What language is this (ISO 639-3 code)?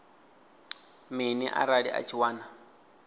ven